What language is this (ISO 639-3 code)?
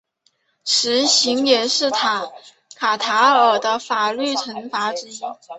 zho